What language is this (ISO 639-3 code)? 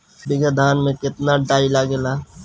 bho